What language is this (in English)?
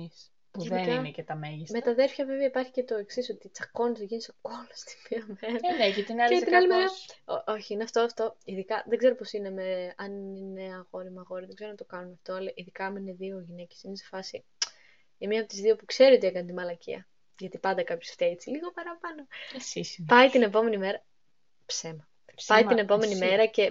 Greek